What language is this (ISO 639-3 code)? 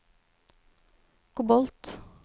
nor